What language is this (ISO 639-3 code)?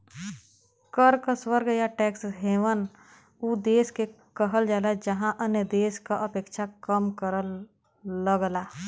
bho